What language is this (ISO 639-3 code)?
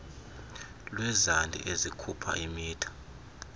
xho